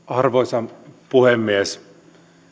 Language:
Finnish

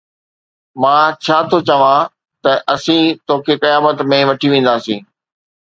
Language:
Sindhi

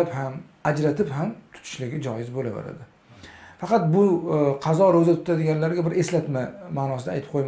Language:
Turkish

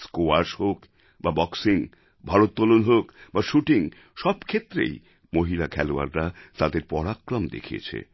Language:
Bangla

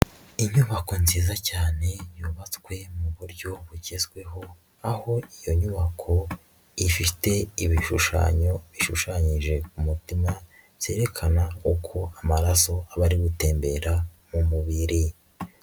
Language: Kinyarwanda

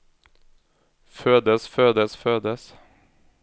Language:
Norwegian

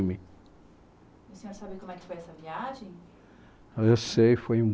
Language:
Portuguese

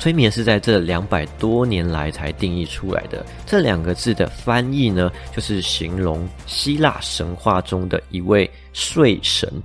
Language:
Chinese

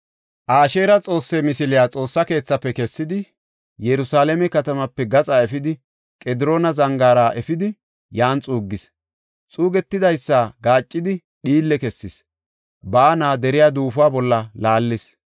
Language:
Gofa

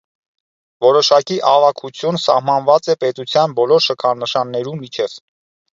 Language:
Armenian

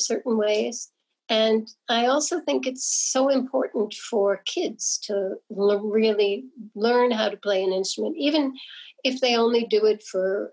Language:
English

